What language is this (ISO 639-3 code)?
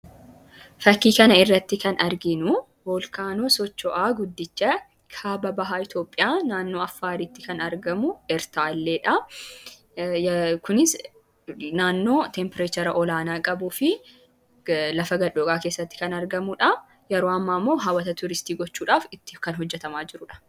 orm